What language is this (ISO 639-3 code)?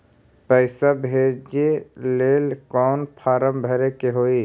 mag